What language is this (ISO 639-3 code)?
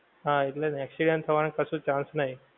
guj